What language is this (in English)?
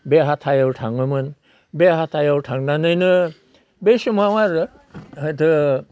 Bodo